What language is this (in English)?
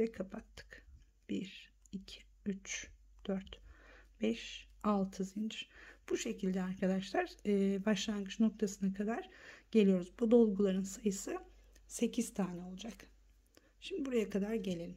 Turkish